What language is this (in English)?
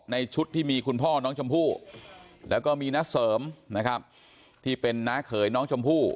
Thai